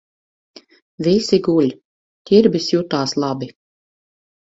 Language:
Latvian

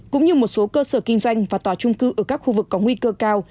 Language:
Vietnamese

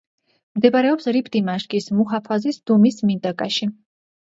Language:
Georgian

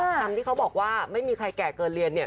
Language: Thai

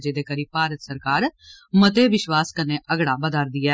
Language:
Dogri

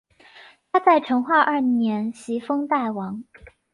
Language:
Chinese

